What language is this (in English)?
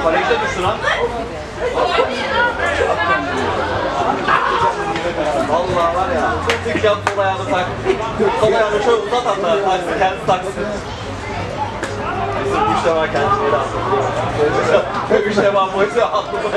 Turkish